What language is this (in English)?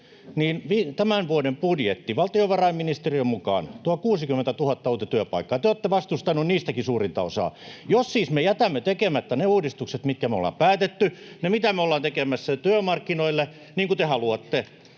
Finnish